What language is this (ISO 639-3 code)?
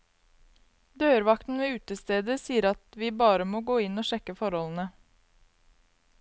nor